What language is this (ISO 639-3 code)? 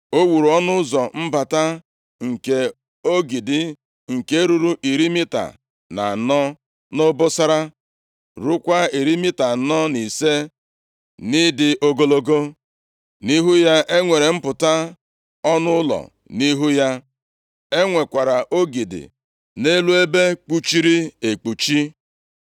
ibo